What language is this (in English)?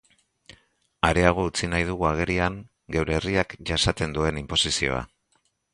Basque